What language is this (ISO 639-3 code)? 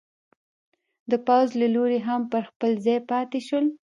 pus